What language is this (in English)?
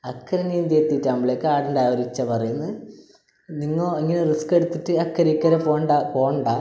Malayalam